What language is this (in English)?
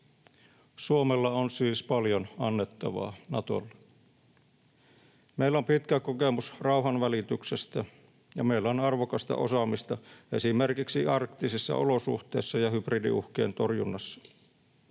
Finnish